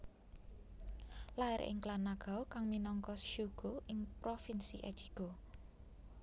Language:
Javanese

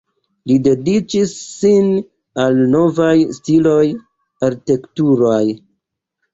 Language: Esperanto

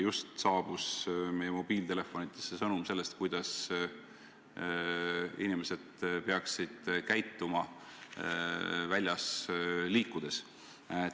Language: Estonian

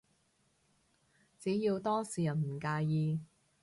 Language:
Cantonese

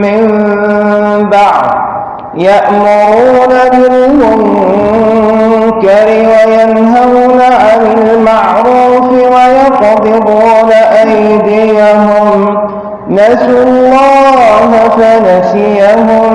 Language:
Arabic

